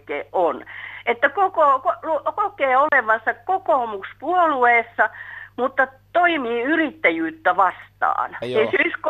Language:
Finnish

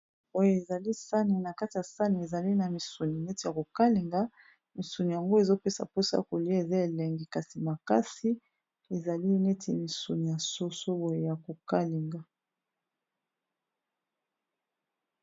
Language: Lingala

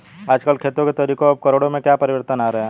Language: Hindi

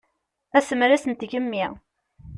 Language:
Kabyle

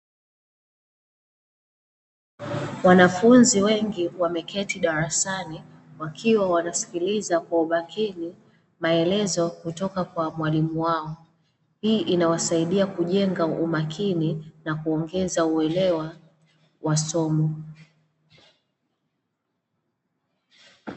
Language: Swahili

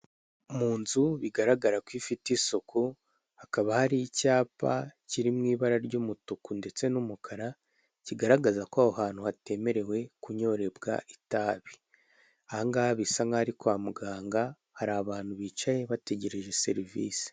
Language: Kinyarwanda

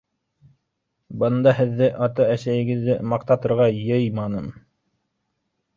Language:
Bashkir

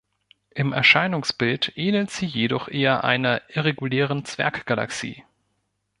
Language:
German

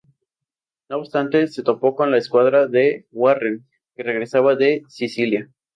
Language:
Spanish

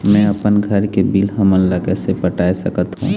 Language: Chhattisgarhi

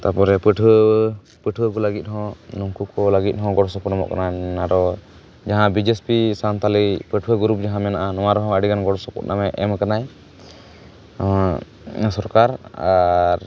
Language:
Santali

